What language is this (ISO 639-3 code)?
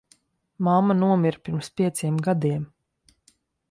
lav